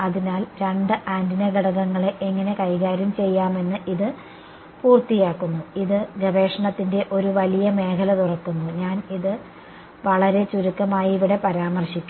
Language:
Malayalam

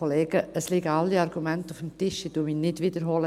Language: Swiss German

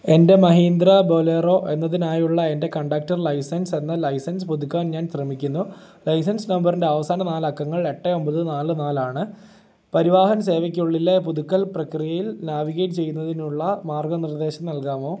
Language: Malayalam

